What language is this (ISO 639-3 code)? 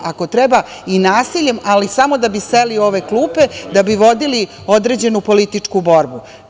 srp